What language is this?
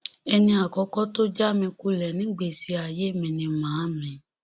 Yoruba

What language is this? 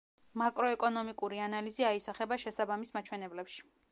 Georgian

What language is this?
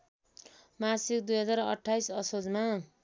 Nepali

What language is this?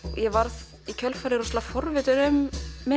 Icelandic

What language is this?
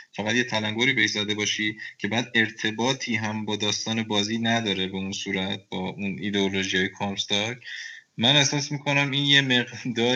Persian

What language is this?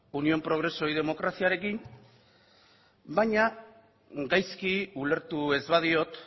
Basque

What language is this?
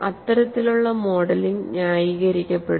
Malayalam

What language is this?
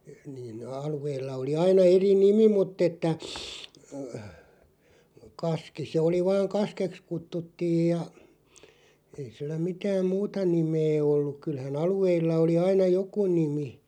Finnish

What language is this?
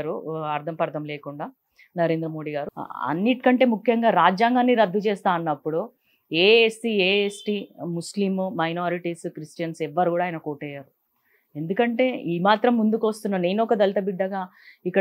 Telugu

